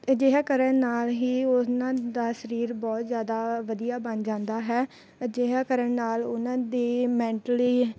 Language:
Punjabi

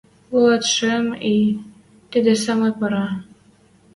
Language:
Western Mari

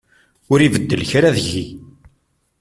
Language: Kabyle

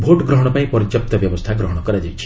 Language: Odia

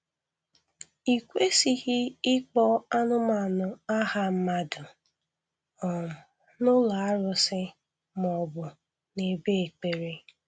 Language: Igbo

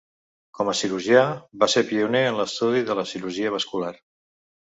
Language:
Catalan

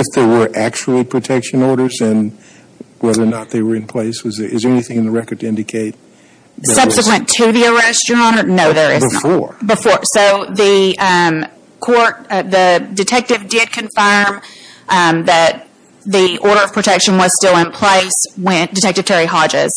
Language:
English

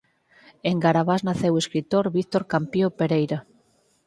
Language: Galician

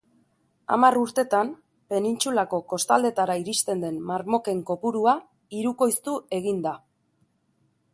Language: Basque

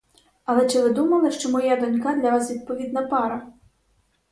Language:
Ukrainian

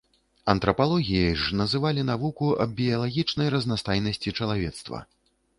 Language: Belarusian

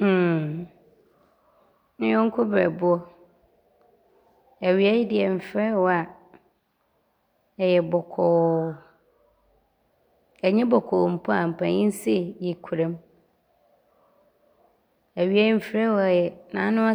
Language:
Abron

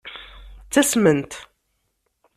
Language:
Kabyle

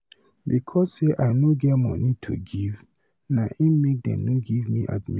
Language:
Nigerian Pidgin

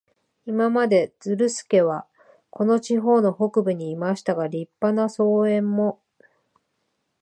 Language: Japanese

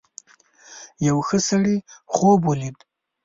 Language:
Pashto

